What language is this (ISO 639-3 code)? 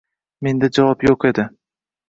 uzb